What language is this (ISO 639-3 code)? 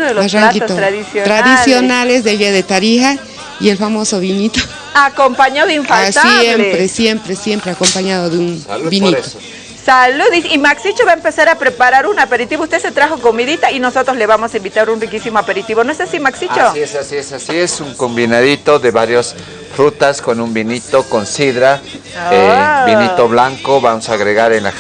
spa